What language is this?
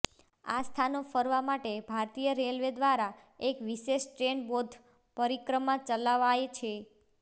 Gujarati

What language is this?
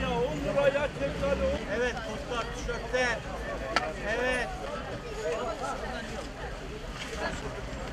Turkish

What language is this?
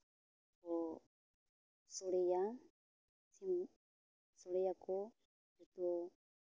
Santali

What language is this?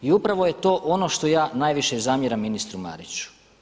Croatian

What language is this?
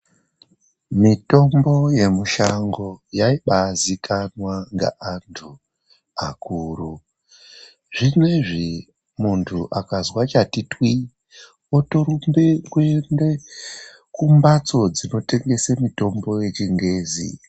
Ndau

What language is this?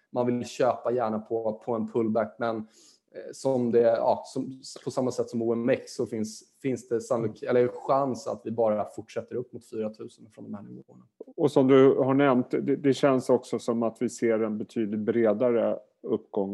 Swedish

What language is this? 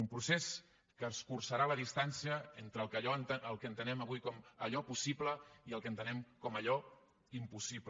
Catalan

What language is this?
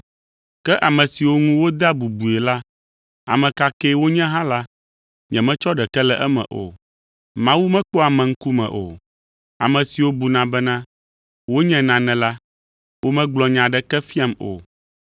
Ewe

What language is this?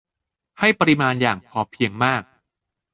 Thai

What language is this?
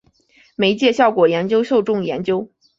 Chinese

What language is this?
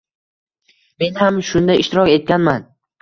Uzbek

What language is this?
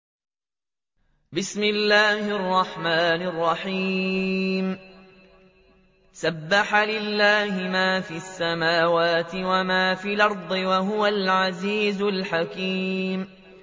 Arabic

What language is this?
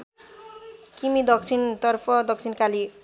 Nepali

